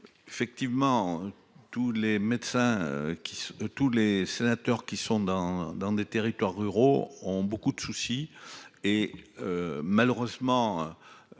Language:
French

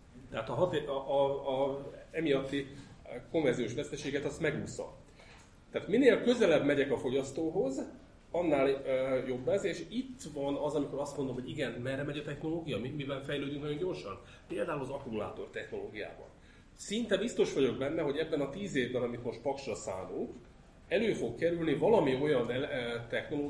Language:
Hungarian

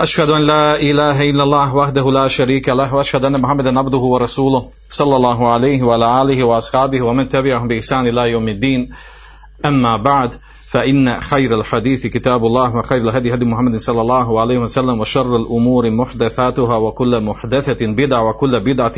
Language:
Croatian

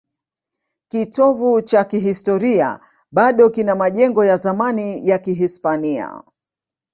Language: Swahili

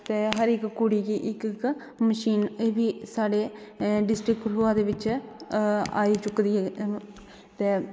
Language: Dogri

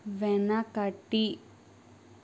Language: Telugu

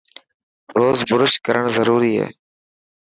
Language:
Dhatki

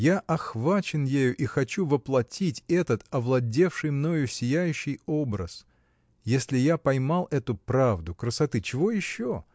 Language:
Russian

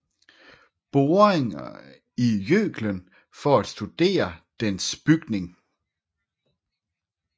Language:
Danish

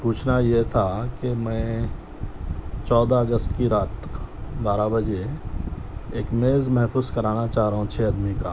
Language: Urdu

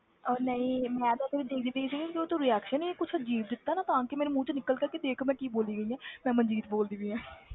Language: Punjabi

